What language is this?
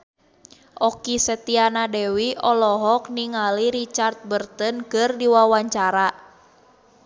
Sundanese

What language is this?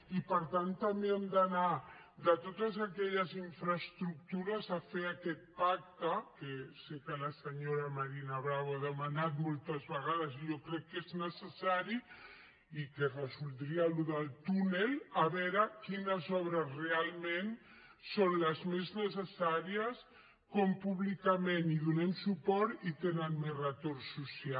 Catalan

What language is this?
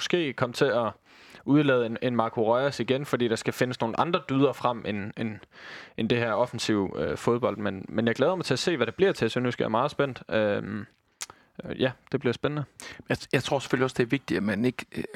Danish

